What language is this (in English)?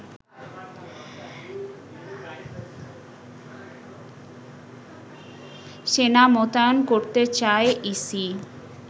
Bangla